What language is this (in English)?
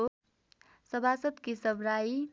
Nepali